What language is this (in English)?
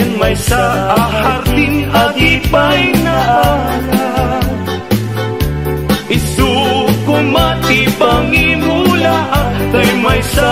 Filipino